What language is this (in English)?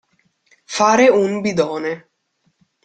Italian